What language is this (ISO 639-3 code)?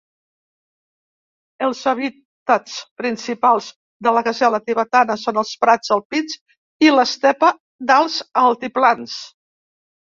cat